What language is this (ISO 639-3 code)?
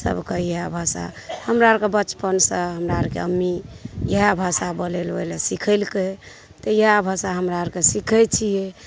mai